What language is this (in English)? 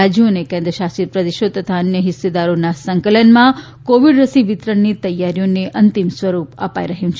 Gujarati